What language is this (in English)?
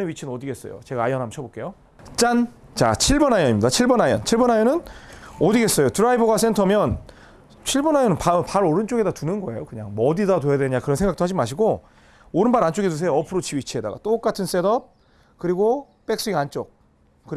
Korean